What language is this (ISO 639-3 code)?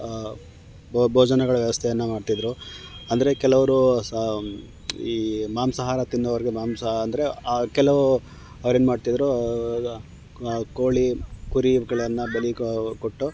kan